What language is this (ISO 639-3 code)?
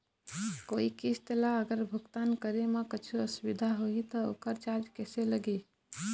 hne